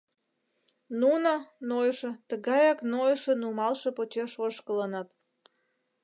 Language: Mari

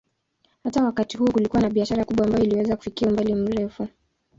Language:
Swahili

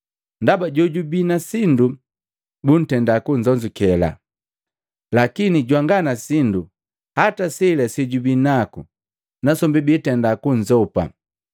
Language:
Matengo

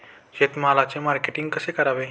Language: Marathi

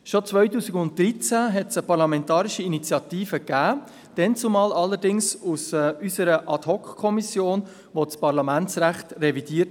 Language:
Swiss German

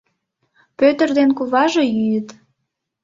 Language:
Mari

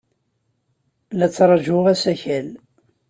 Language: Kabyle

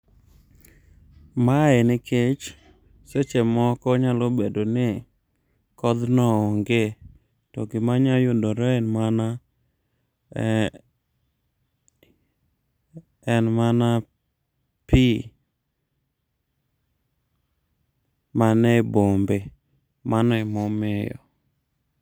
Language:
Luo (Kenya and Tanzania)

